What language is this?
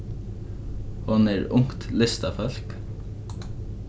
Faroese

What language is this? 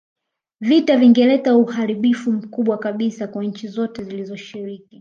Swahili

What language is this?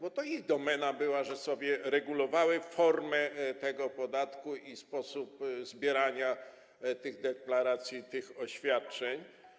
Polish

